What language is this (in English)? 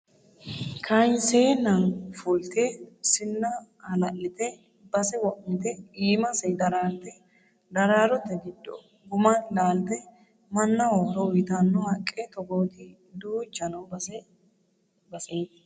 Sidamo